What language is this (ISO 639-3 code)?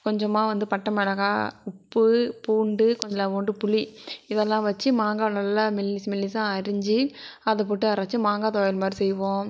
tam